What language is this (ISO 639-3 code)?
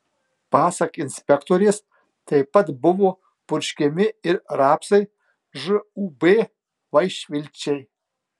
lit